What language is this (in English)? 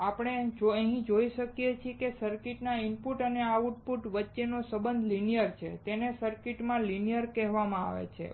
Gujarati